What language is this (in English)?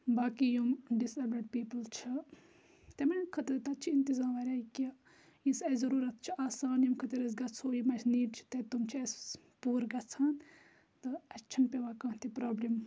Kashmiri